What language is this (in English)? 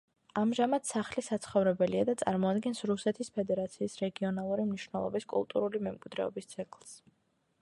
Georgian